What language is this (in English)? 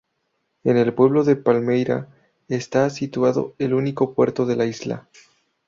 Spanish